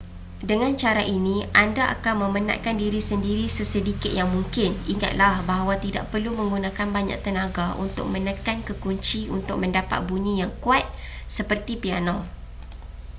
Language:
Malay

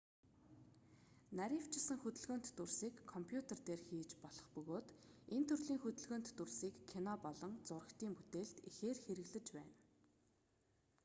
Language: Mongolian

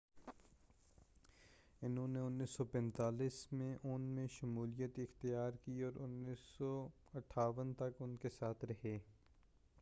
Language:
Urdu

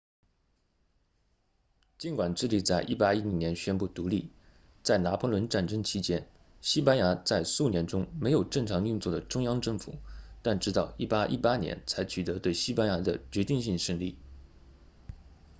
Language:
Chinese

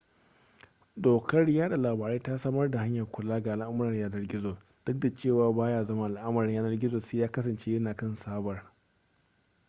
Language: Hausa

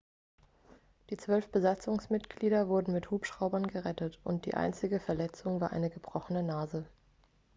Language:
German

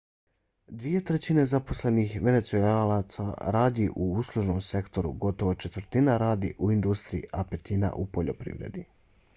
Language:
Bosnian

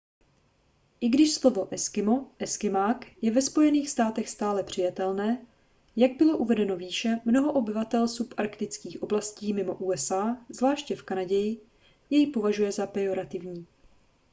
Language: Czech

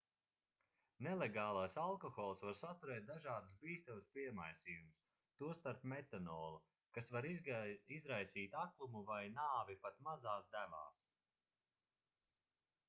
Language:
Latvian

